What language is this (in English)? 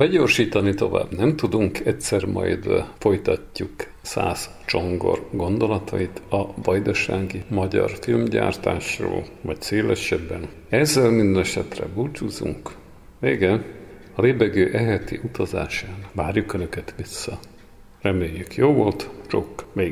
Hungarian